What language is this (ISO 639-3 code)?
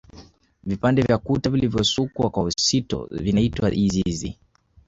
swa